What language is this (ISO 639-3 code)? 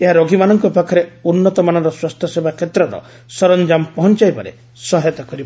ori